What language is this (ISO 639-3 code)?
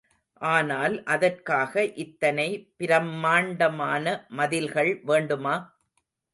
tam